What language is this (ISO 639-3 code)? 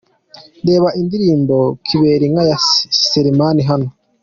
kin